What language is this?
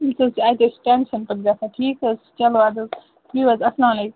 Kashmiri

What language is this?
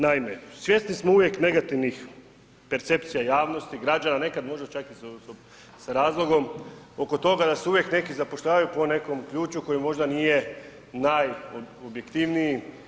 Croatian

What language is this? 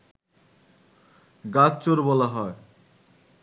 Bangla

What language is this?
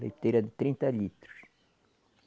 Portuguese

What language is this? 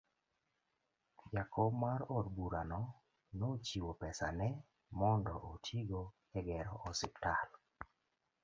Luo (Kenya and Tanzania)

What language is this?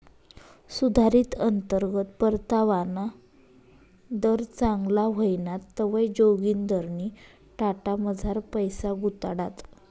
Marathi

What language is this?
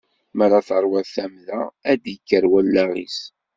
Kabyle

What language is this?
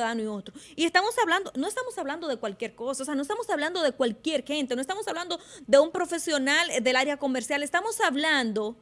Spanish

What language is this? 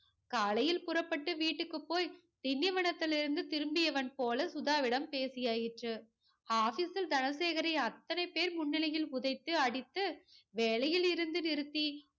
Tamil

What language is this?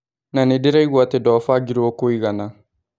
Kikuyu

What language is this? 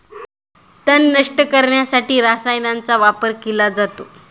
Marathi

